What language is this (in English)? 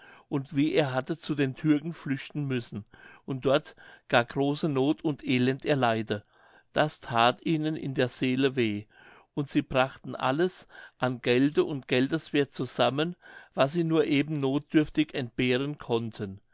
German